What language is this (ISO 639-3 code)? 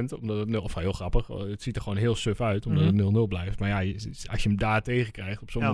nld